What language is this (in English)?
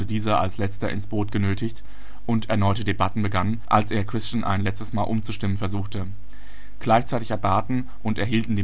German